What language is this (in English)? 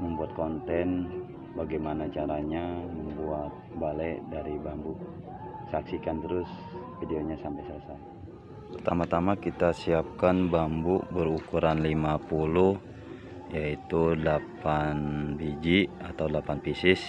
Indonesian